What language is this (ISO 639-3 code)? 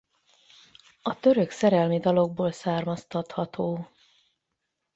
hun